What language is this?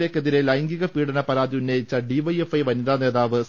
Malayalam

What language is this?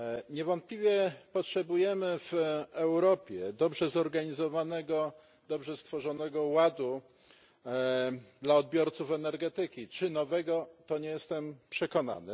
Polish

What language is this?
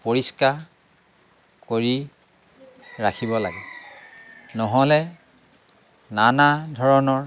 Assamese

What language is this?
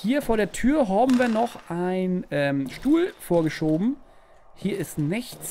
German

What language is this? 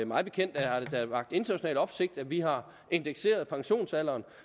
Danish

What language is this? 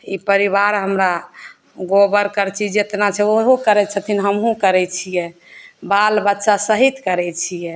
Maithili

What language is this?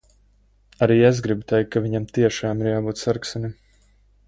Latvian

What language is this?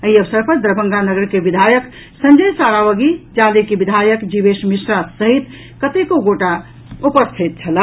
Maithili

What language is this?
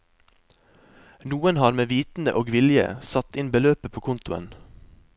Norwegian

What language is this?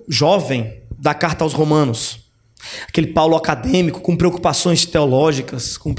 Portuguese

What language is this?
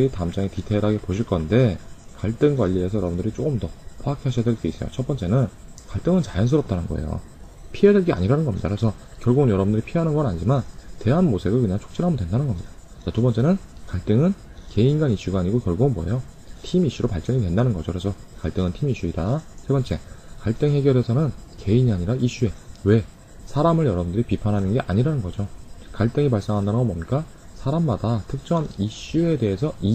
Korean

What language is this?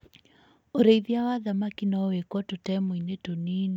Kikuyu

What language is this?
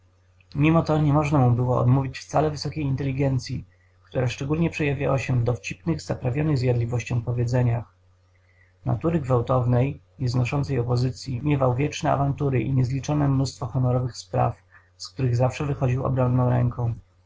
Polish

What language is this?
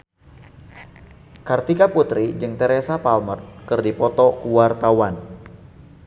Sundanese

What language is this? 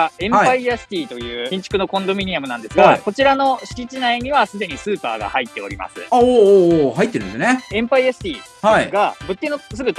Japanese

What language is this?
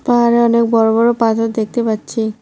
Bangla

